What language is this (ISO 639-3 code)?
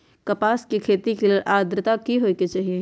mag